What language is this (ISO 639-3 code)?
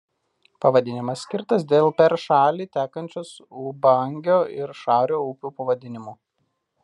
lit